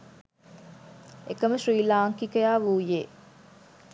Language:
Sinhala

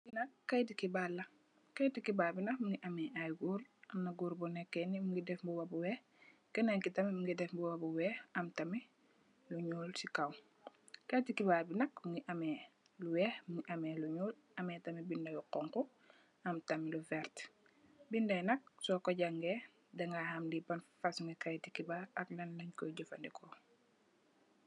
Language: Wolof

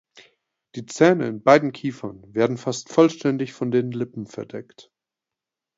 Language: German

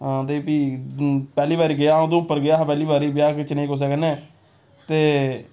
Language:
Dogri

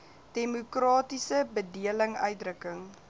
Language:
Afrikaans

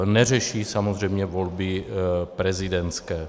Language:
Czech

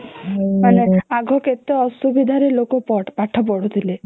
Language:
Odia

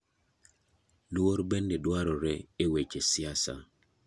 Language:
Luo (Kenya and Tanzania)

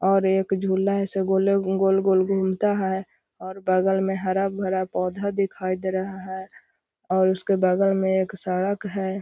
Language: Magahi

